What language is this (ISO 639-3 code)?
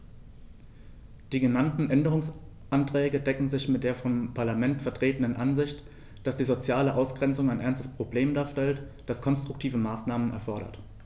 deu